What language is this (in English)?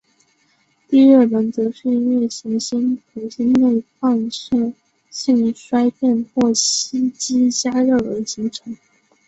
Chinese